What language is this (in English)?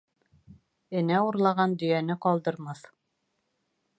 Bashkir